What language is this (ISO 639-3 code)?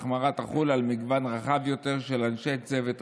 heb